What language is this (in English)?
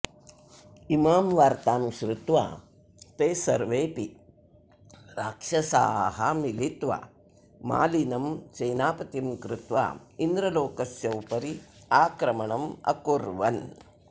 Sanskrit